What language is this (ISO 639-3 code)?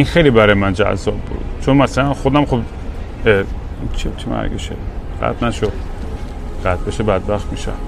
fas